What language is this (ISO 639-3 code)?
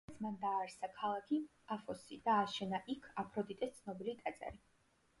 kat